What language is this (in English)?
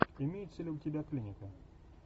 Russian